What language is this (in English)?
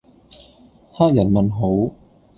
Cantonese